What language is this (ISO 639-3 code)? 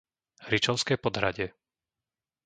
slk